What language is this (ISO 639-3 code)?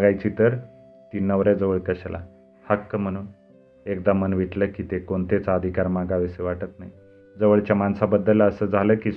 mar